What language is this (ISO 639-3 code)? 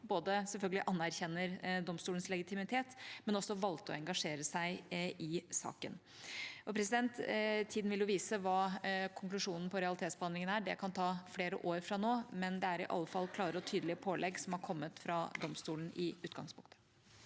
nor